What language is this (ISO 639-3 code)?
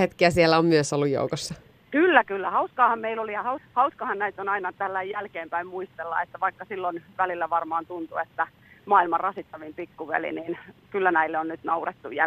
fin